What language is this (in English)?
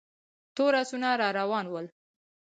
Pashto